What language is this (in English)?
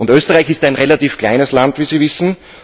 German